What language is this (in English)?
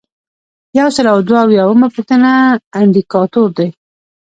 Pashto